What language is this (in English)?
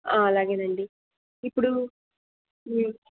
Telugu